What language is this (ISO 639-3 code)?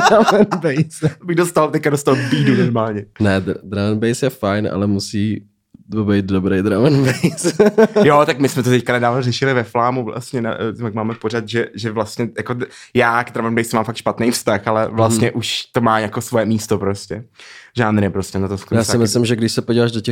ces